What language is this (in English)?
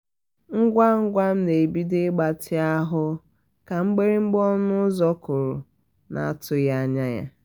Igbo